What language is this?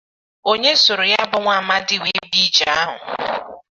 Igbo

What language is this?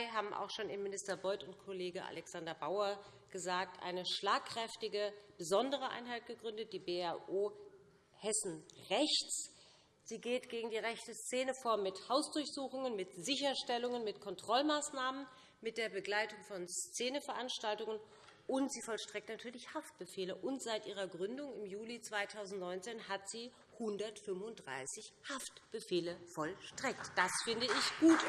German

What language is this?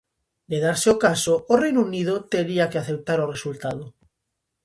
Galician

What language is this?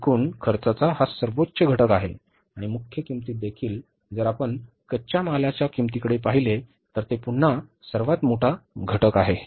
Marathi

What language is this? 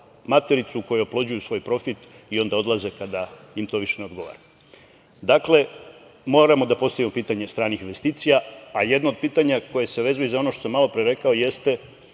Serbian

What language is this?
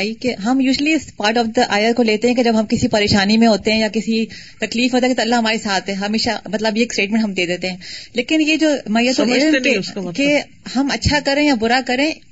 Urdu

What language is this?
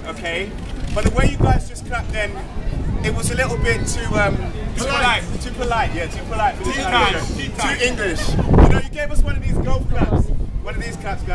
English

